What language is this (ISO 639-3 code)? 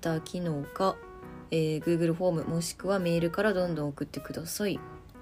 jpn